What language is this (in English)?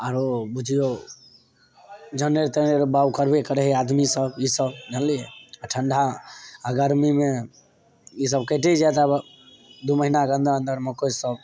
Maithili